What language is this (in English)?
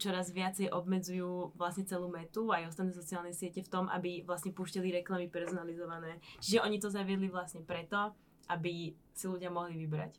Slovak